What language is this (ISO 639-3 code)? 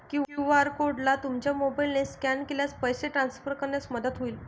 mar